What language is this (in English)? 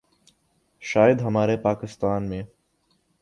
Urdu